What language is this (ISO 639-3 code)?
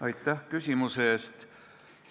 est